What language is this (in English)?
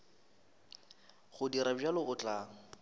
Northern Sotho